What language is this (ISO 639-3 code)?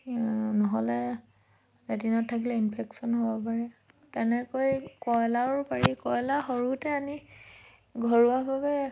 asm